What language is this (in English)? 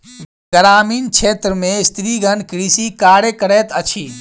Maithili